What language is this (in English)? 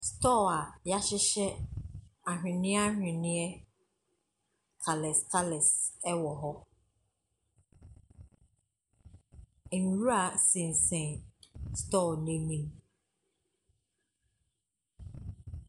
Akan